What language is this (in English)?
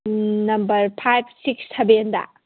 Manipuri